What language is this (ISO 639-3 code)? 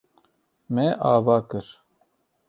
kur